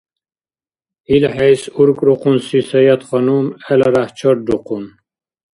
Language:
Dargwa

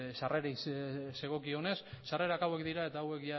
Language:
Basque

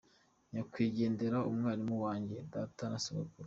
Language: Kinyarwanda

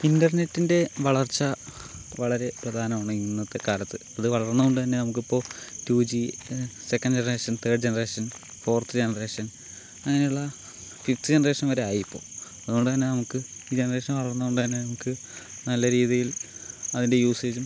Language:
Malayalam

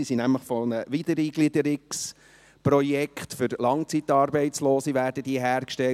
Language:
Swiss German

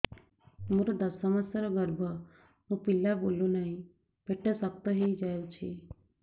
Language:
Odia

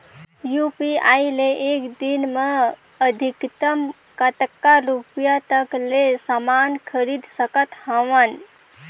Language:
Chhattisgarhi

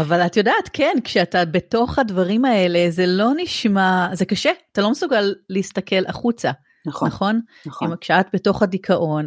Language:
Hebrew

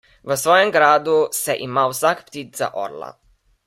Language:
Slovenian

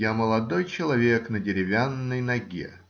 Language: Russian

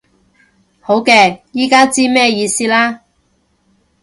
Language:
Cantonese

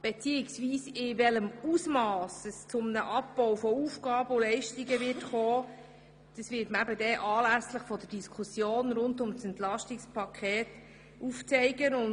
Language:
Swiss German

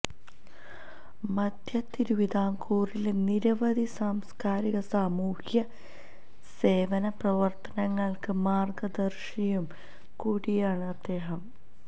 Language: Malayalam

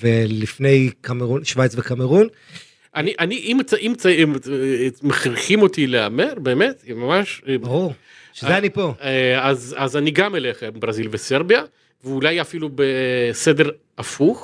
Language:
Hebrew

